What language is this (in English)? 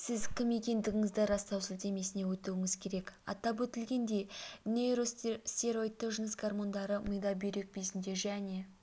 Kazakh